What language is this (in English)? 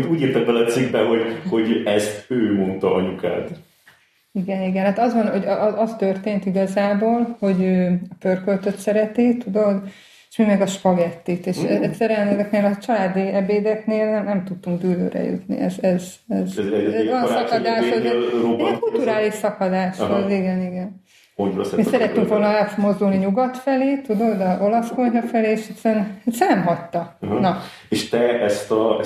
Hungarian